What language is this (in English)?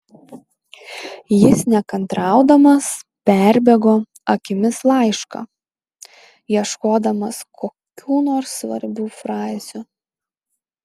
Lithuanian